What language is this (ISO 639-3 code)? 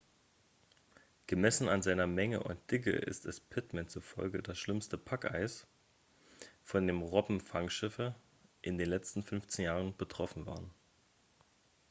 deu